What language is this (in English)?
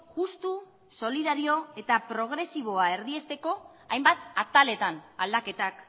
Basque